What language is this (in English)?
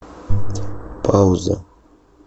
Russian